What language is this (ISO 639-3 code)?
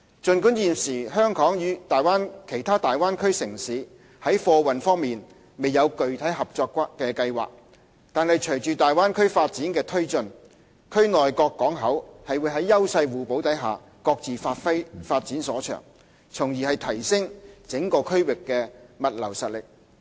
yue